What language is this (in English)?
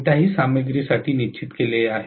Marathi